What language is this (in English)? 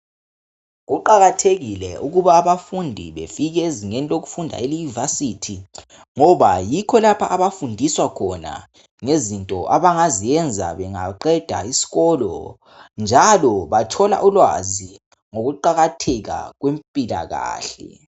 North Ndebele